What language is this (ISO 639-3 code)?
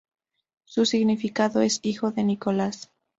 spa